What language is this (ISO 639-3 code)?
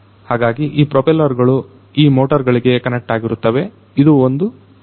kan